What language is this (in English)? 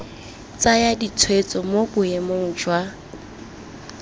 Tswana